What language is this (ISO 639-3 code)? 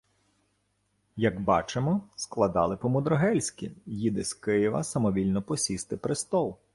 ukr